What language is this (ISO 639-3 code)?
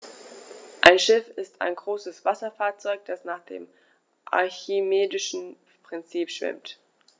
deu